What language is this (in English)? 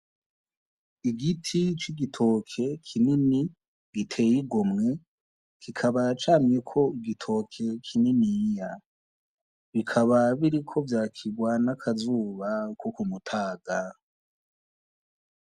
Rundi